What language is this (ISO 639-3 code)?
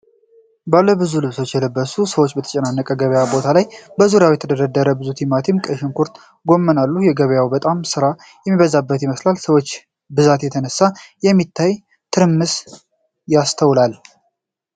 amh